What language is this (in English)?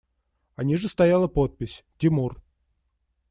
Russian